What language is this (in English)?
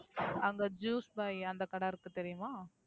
Tamil